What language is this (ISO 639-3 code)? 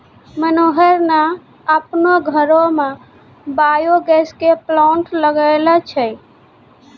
mai